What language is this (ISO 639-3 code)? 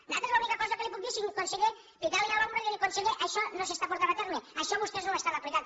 cat